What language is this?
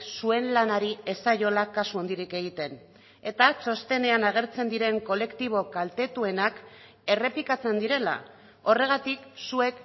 Basque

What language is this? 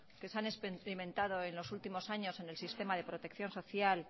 Spanish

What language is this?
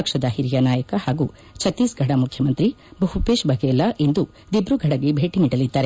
Kannada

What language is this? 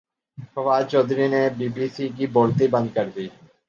Urdu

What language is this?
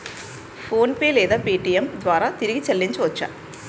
Telugu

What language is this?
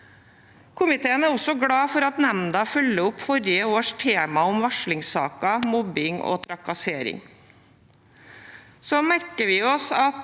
Norwegian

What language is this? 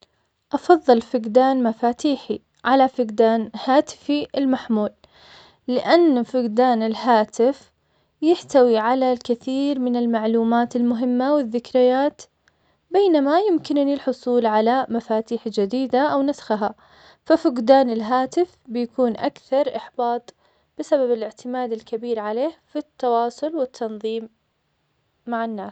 Omani Arabic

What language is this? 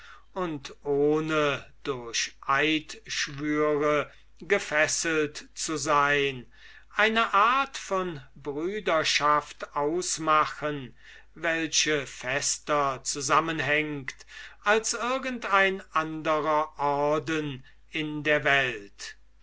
German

